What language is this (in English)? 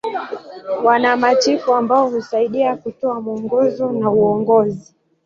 Swahili